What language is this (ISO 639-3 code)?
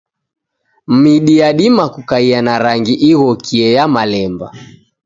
dav